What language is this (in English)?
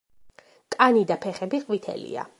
Georgian